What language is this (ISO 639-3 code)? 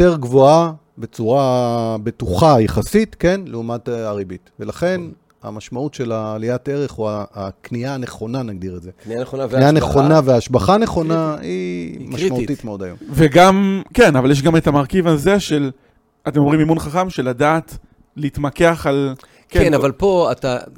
heb